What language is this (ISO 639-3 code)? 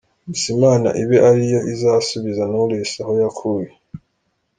kin